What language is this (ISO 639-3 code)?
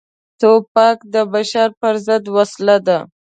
pus